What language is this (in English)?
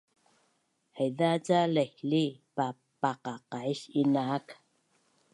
Bunun